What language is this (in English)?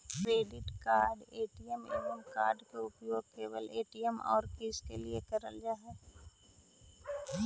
Magahi